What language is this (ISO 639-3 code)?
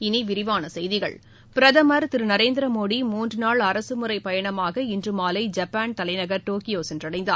tam